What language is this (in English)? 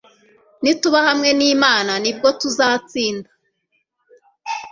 Kinyarwanda